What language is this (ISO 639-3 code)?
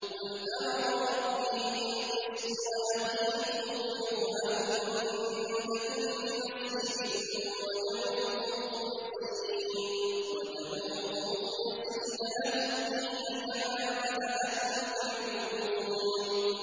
ara